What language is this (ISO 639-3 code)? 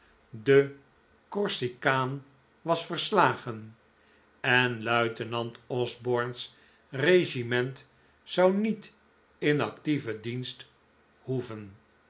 nld